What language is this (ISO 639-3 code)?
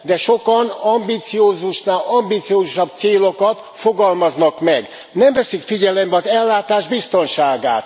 hun